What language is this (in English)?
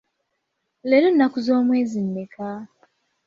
Ganda